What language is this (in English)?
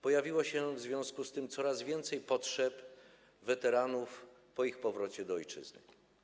Polish